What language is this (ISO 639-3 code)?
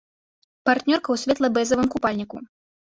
bel